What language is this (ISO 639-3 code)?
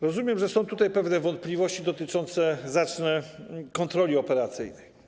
pol